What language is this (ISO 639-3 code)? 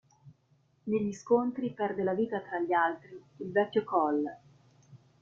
ita